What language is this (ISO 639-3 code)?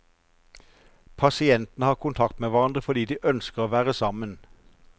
nor